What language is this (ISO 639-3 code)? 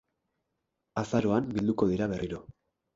eus